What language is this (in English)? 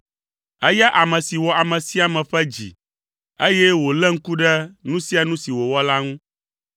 Ewe